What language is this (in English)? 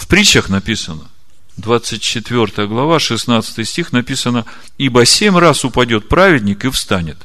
Russian